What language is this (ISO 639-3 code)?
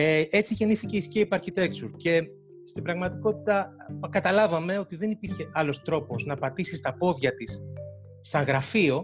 ell